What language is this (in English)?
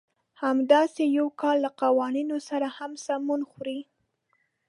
Pashto